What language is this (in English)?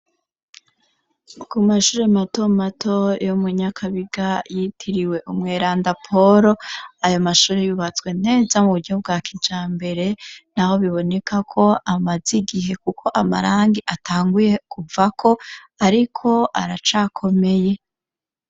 Rundi